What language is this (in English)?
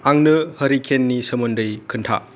Bodo